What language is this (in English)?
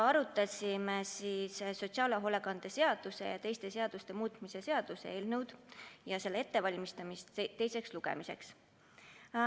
Estonian